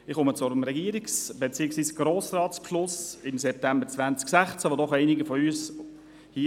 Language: Swiss German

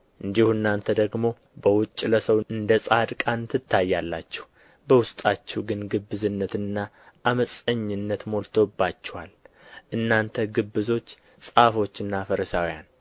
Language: Amharic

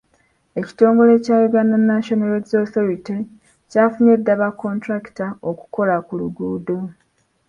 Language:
Ganda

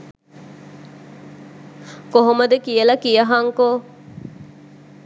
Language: Sinhala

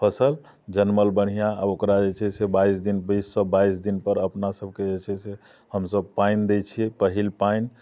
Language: Maithili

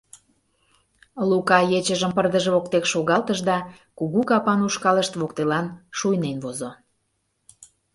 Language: Mari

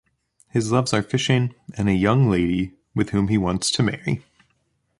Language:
English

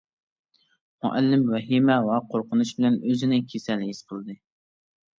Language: Uyghur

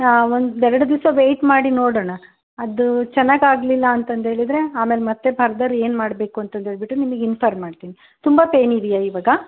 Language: Kannada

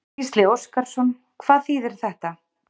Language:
Icelandic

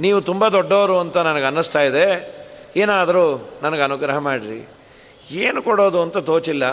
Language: Kannada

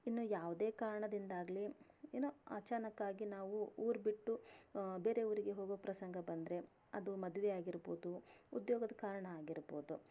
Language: Kannada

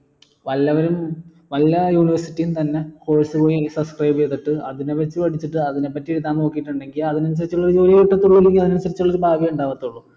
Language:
Malayalam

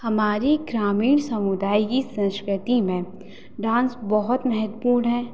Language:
Hindi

